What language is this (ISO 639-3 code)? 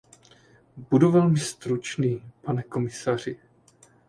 ces